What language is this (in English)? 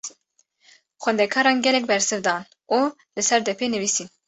Kurdish